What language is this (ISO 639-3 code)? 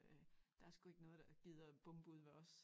dan